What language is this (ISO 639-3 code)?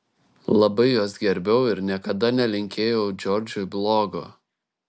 lit